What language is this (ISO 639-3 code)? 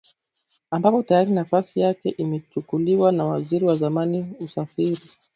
swa